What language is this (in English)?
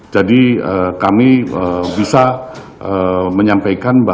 Indonesian